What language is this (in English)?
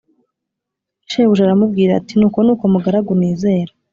Kinyarwanda